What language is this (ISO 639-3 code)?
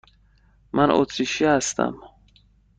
fas